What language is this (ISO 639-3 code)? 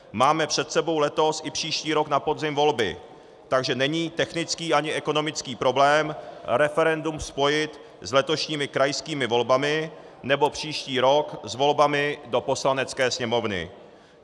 ces